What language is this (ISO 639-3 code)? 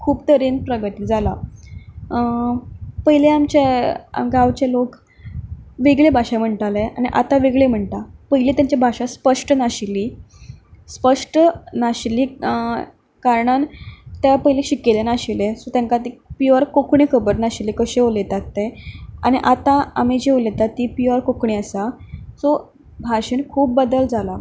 kok